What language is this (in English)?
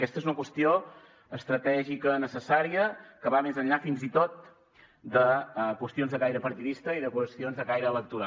Catalan